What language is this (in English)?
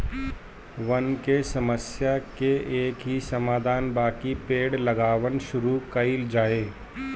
Bhojpuri